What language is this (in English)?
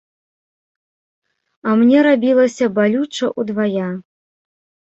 Belarusian